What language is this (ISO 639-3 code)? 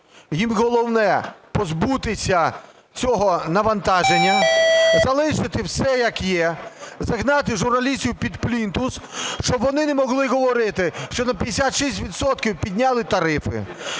ukr